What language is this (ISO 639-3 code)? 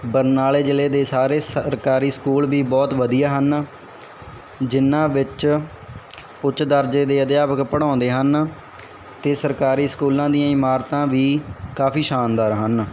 pan